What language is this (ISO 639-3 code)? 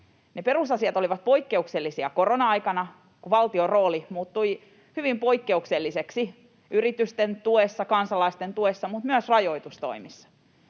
fin